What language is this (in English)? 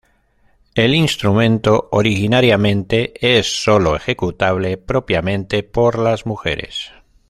Spanish